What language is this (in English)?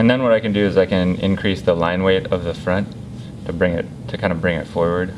English